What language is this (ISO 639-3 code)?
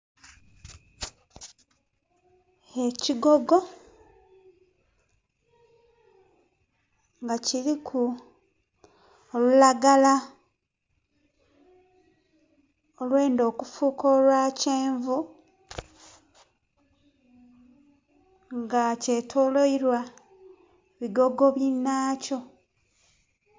xog